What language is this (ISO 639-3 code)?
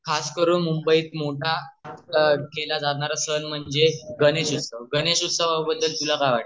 mar